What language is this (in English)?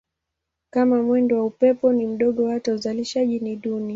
Swahili